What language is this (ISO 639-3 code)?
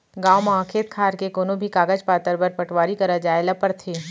hne